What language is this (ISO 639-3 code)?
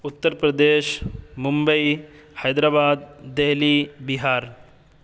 urd